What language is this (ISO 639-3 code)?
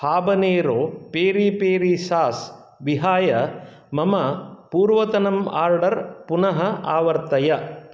san